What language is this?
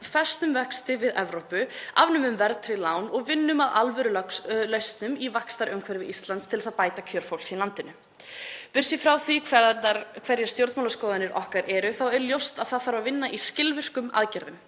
Icelandic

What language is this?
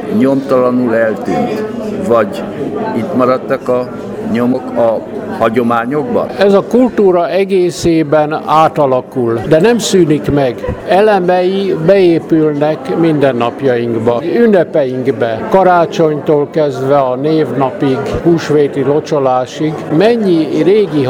Hungarian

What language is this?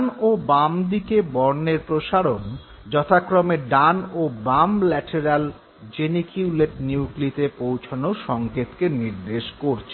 Bangla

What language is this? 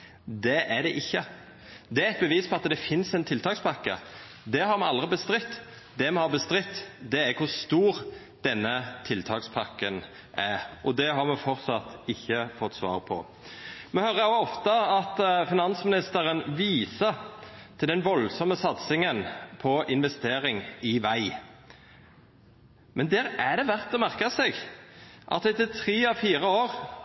Norwegian Nynorsk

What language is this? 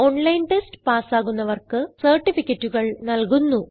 Malayalam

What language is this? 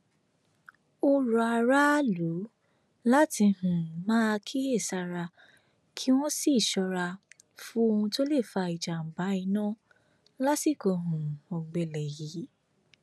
Yoruba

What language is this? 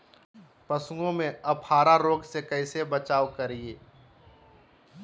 Magahi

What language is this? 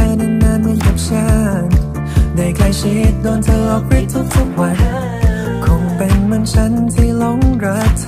Thai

